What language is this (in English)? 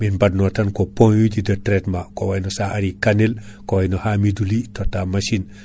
Fula